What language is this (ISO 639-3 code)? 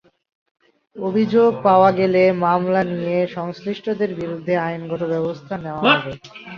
ben